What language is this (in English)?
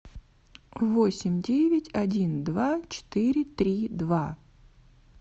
Russian